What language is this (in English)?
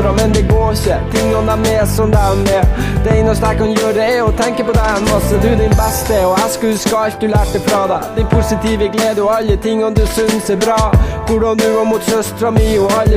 Norwegian